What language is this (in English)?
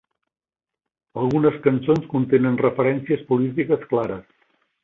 Catalan